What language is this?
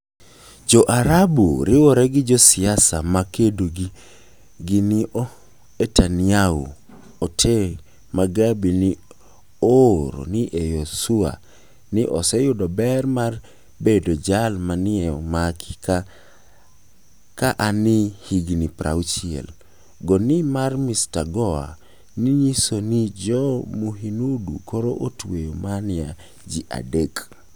Luo (Kenya and Tanzania)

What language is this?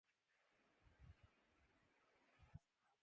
Urdu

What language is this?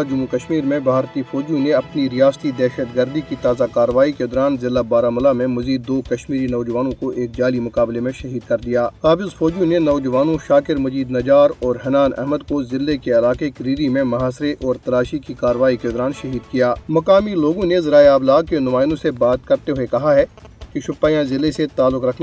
Hindi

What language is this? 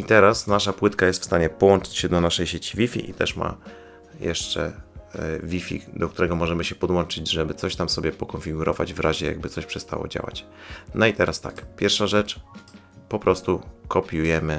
Polish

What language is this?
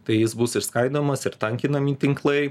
Lithuanian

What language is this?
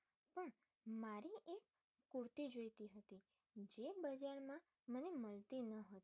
Gujarati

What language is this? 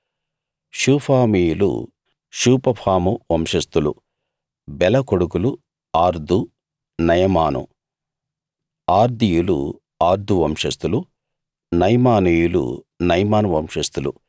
Telugu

